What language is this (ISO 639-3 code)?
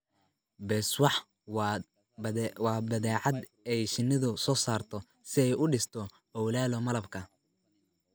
som